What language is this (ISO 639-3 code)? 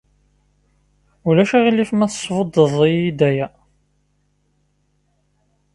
kab